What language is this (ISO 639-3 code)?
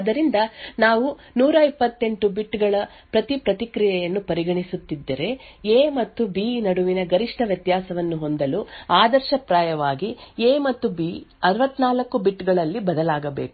kan